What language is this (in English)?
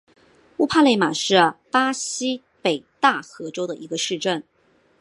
Chinese